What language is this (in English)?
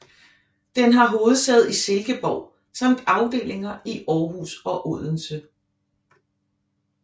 Danish